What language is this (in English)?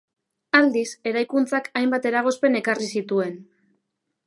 Basque